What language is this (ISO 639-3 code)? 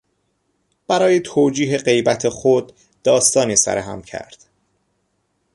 fas